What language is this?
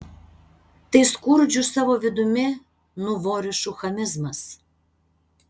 Lithuanian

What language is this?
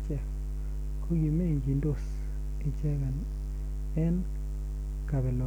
Kalenjin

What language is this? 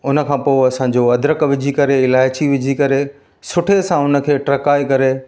Sindhi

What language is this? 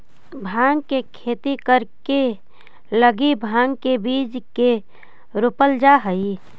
Magahi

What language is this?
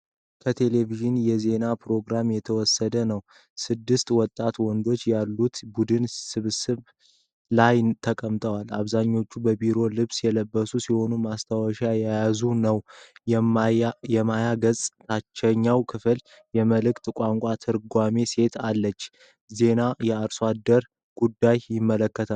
Amharic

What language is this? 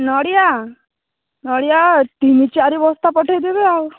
Odia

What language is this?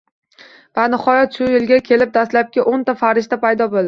Uzbek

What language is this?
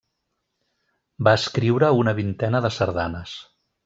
Catalan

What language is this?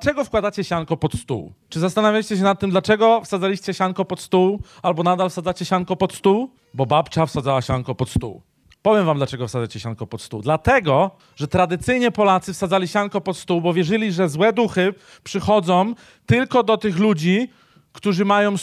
Polish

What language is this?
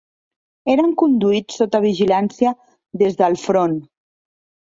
Catalan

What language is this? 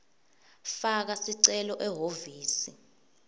Swati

